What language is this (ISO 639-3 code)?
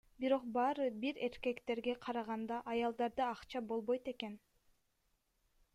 kir